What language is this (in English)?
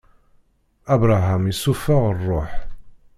Kabyle